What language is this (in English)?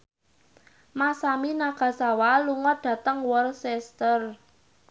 Javanese